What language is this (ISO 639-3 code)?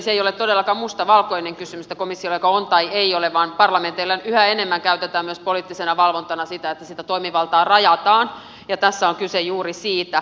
fin